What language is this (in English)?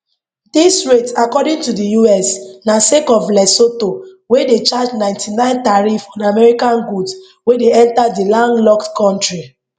Nigerian Pidgin